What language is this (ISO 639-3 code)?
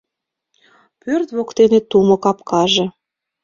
chm